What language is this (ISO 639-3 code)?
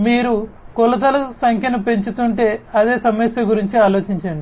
tel